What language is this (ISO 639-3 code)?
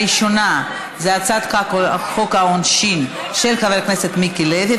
heb